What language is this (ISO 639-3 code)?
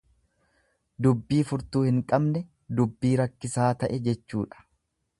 orm